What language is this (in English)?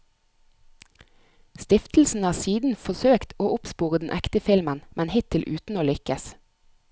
Norwegian